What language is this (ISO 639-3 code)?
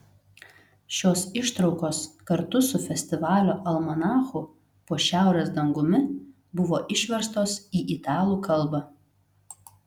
lit